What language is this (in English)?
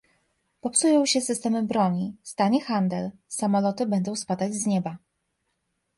Polish